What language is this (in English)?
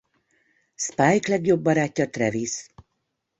Hungarian